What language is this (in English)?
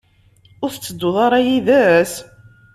Kabyle